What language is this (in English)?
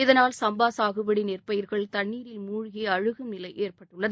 Tamil